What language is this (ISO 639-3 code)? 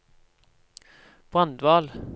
nor